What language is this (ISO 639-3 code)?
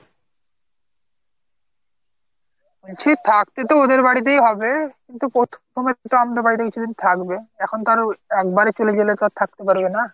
ben